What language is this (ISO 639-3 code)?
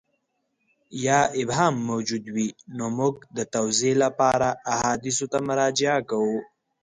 pus